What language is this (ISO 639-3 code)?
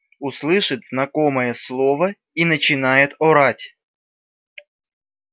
rus